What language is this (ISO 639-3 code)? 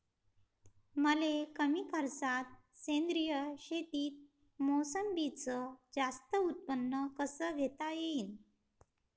mar